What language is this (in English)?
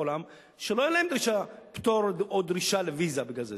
Hebrew